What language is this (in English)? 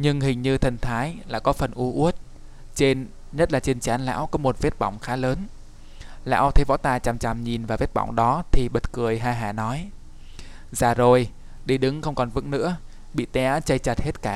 Vietnamese